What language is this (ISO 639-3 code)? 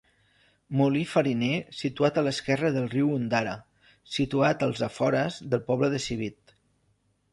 cat